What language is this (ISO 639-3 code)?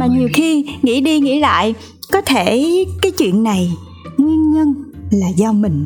vie